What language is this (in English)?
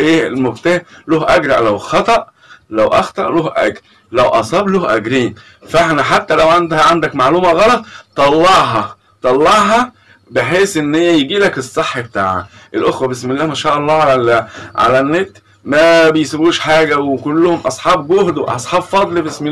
Arabic